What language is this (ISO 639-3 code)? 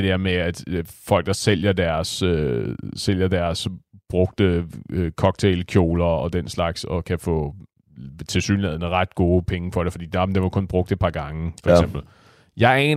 dan